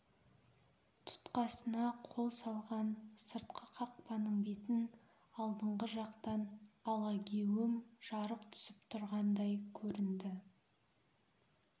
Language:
Kazakh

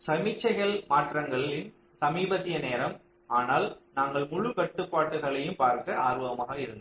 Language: Tamil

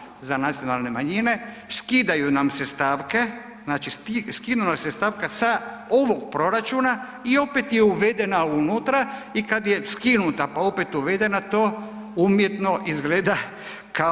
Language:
Croatian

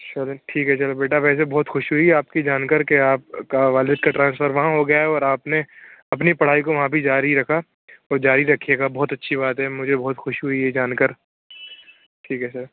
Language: Urdu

